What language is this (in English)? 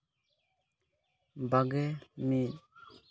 Santali